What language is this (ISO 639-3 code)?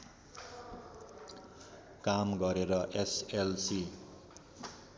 nep